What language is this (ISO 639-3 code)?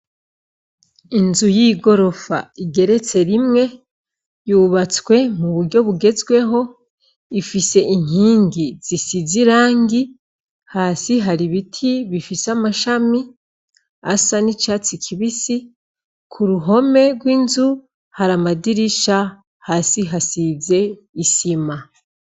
run